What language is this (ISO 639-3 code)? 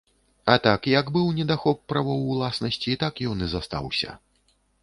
bel